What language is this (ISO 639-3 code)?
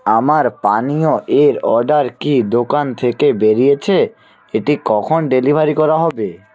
ben